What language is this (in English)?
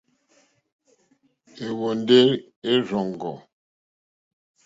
Mokpwe